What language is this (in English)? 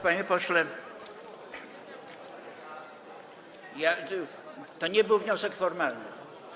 Polish